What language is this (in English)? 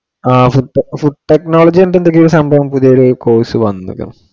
Malayalam